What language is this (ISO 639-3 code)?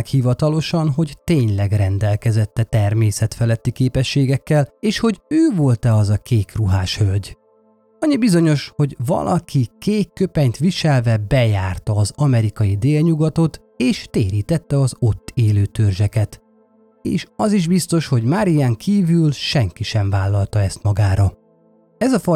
hun